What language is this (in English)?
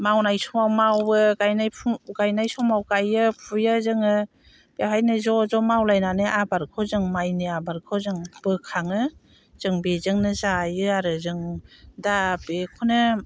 Bodo